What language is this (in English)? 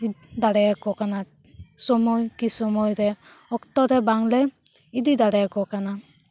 Santali